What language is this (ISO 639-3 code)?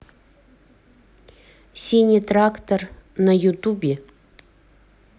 rus